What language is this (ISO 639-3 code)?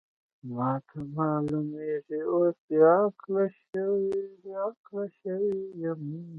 pus